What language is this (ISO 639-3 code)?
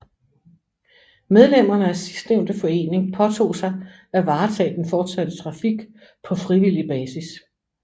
dan